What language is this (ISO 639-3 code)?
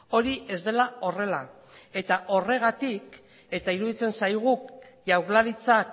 eus